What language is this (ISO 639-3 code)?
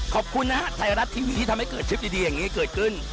tha